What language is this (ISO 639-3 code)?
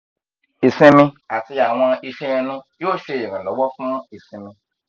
yor